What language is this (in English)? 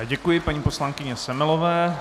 Czech